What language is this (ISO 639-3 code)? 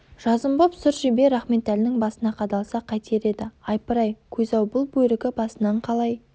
kaz